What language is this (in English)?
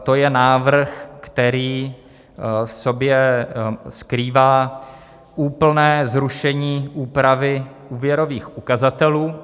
Czech